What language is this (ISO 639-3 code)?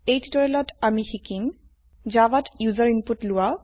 asm